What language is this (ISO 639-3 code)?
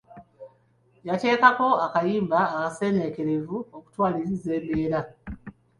lug